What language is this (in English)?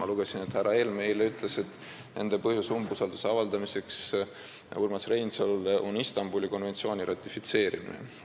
Estonian